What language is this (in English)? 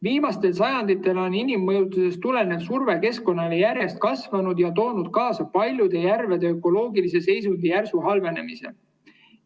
Estonian